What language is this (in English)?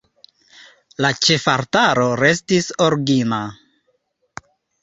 Esperanto